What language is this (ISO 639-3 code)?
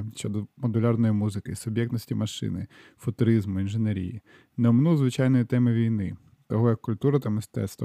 ukr